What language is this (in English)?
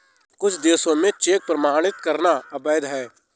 Hindi